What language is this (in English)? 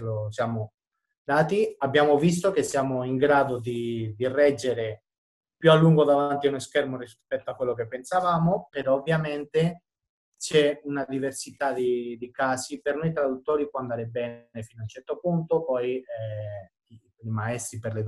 Italian